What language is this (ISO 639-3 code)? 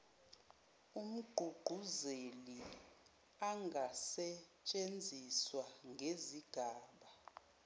zul